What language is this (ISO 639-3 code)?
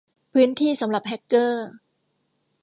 tha